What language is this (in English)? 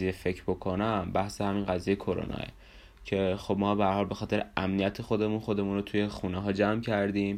Persian